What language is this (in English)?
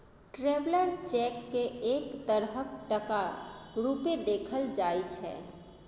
Maithili